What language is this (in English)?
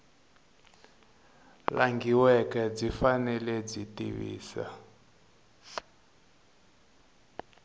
Tsonga